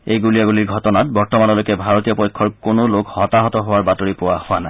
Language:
Assamese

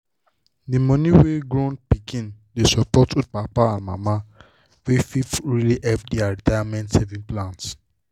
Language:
Nigerian Pidgin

